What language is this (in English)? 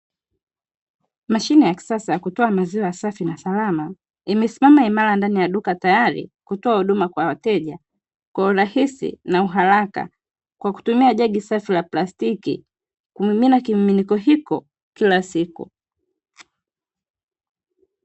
Swahili